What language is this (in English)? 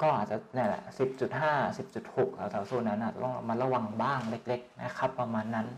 Thai